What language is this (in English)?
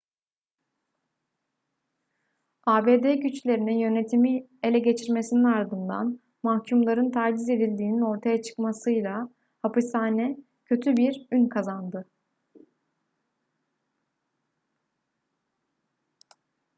Turkish